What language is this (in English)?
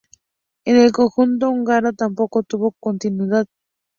Spanish